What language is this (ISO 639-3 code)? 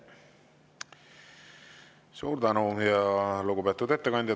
est